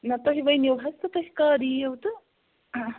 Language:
Kashmiri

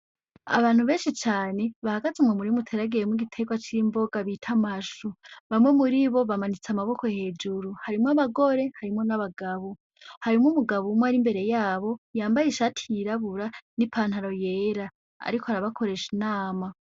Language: Rundi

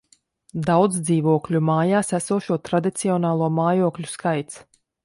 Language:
Latvian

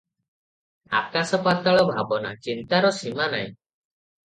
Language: Odia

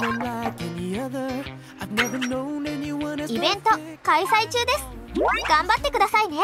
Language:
Japanese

